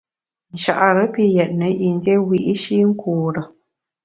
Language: Bamun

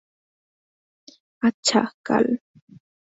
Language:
Bangla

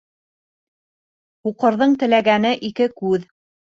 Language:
Bashkir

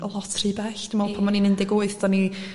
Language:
Welsh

